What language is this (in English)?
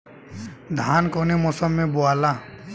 Bhojpuri